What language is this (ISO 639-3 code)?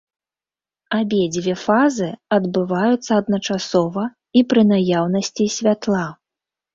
bel